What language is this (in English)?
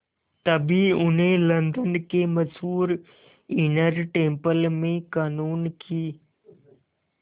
Hindi